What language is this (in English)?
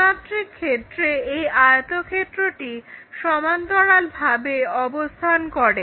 Bangla